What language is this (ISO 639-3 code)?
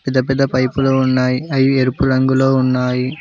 tel